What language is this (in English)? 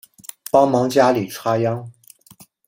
Chinese